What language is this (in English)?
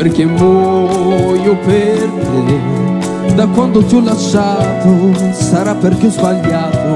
Italian